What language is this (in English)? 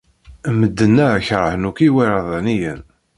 Kabyle